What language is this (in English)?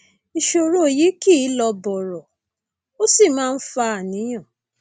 Yoruba